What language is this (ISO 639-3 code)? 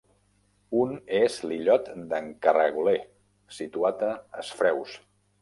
cat